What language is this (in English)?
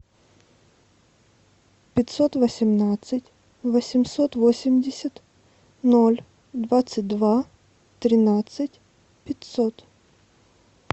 Russian